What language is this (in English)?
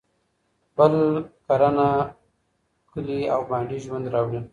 Pashto